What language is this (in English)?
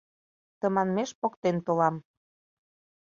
Mari